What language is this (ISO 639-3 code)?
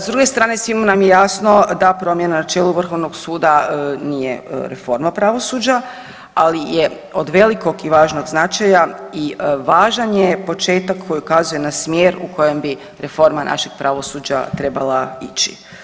hrv